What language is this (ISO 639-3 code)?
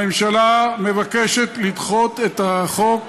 heb